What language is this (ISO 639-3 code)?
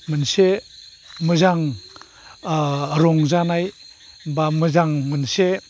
brx